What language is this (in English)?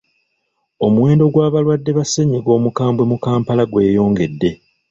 Ganda